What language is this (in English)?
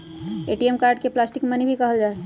Magahi